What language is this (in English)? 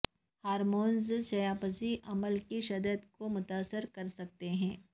Urdu